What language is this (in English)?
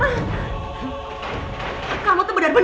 Indonesian